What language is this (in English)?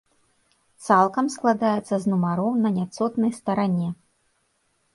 Belarusian